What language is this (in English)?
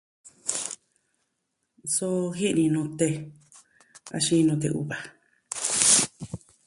Southwestern Tlaxiaco Mixtec